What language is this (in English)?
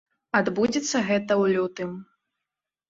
Belarusian